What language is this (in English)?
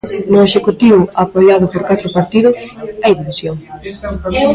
Galician